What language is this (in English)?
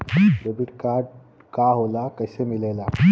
Bhojpuri